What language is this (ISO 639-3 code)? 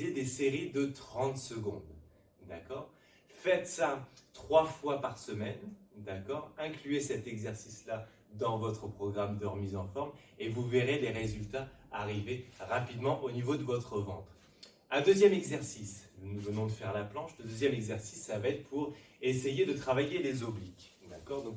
fra